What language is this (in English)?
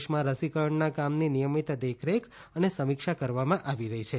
Gujarati